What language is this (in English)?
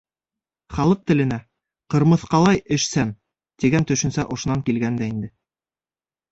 Bashkir